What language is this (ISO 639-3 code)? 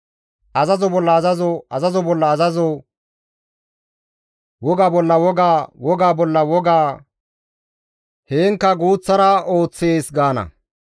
gmv